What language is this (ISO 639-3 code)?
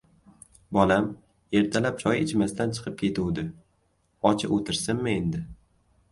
uzb